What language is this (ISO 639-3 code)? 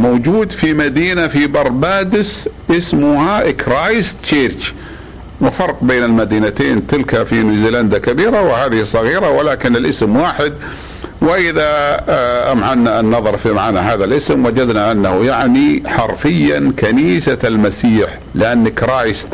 ara